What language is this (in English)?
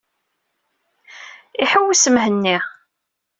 Kabyle